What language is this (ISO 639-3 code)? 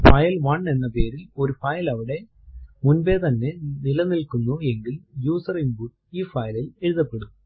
mal